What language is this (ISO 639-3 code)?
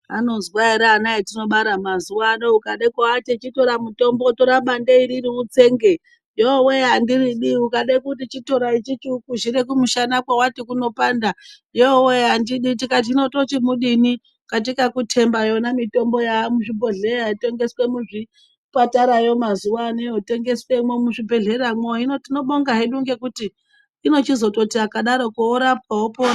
ndc